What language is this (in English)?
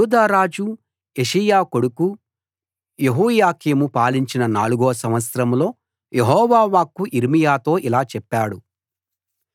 Telugu